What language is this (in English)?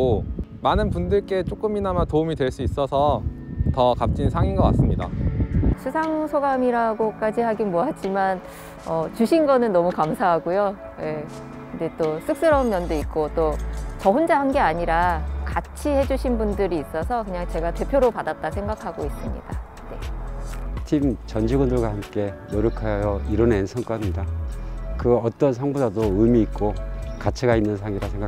Korean